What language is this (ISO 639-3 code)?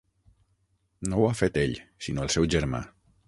cat